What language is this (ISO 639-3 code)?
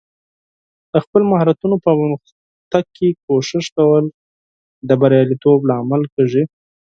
pus